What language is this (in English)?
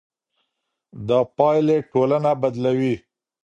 Pashto